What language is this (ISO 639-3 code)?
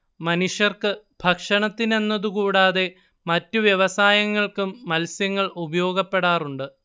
mal